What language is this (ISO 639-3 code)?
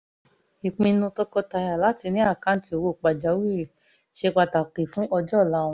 yor